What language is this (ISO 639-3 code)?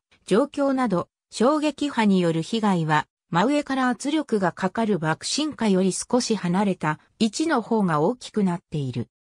jpn